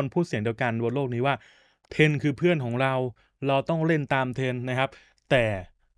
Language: Thai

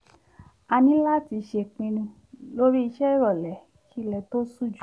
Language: Yoruba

